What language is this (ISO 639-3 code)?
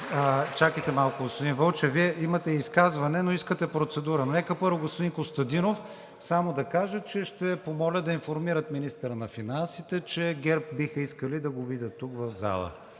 bul